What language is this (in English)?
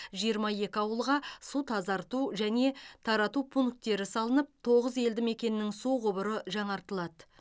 Kazakh